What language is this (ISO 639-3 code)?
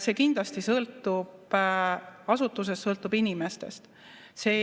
est